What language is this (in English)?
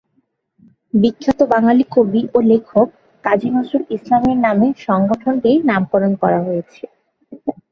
Bangla